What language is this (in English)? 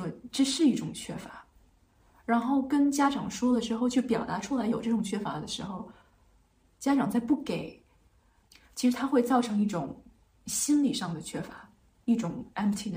Chinese